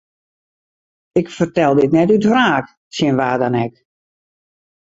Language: Western Frisian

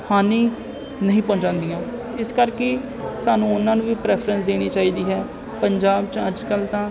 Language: Punjabi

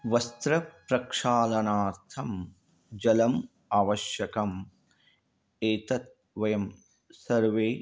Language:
Sanskrit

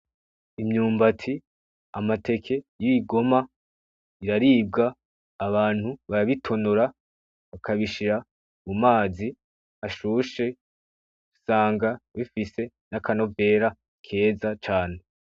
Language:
Rundi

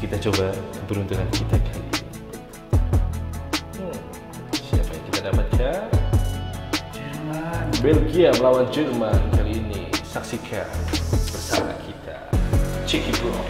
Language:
Indonesian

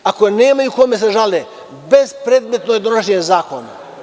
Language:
Serbian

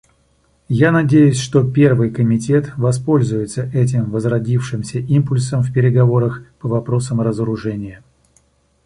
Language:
Russian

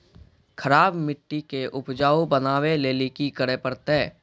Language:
Maithili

